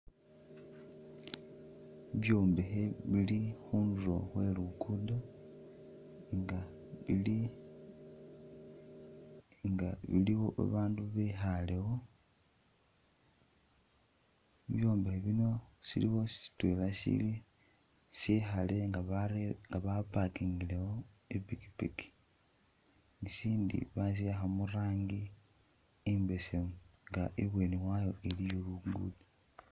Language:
Masaaba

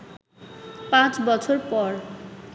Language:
Bangla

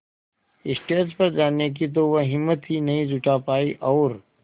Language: Hindi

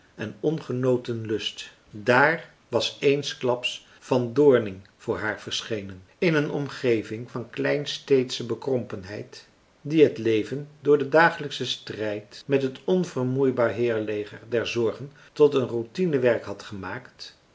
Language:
Dutch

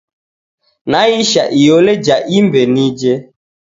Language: Taita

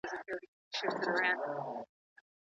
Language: Pashto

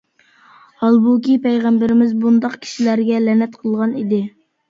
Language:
Uyghur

